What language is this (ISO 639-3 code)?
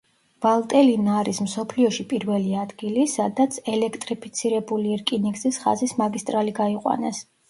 kat